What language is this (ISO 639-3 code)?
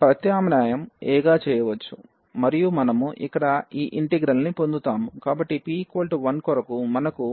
tel